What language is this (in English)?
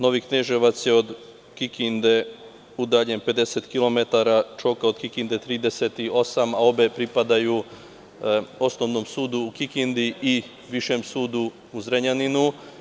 Serbian